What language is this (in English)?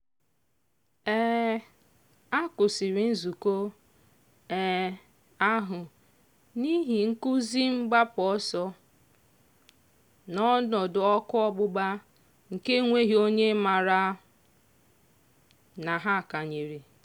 Igbo